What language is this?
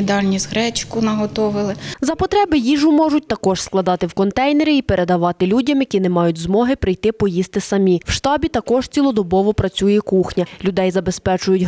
Ukrainian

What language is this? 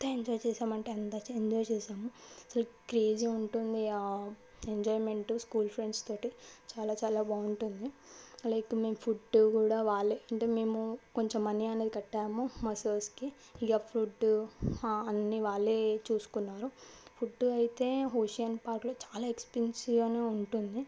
Telugu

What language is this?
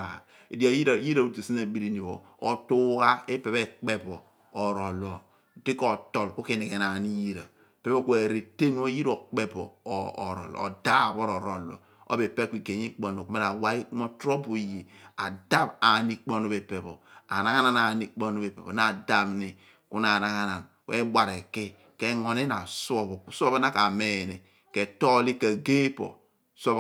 Abua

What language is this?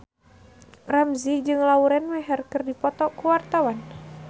Sundanese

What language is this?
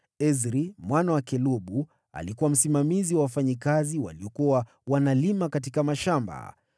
Swahili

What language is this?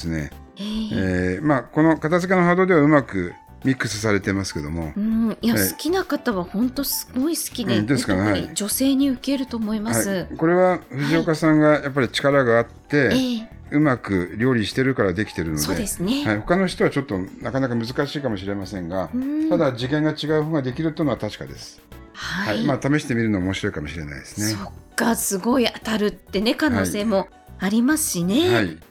Japanese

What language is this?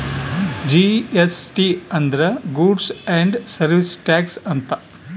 Kannada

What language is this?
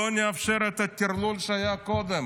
Hebrew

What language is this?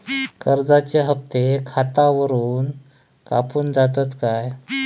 Marathi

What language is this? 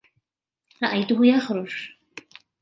Arabic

